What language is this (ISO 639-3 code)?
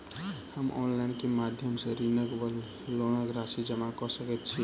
mai